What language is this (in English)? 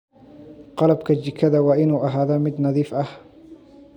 Somali